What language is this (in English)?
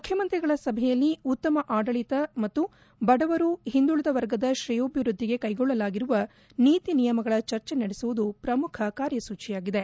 Kannada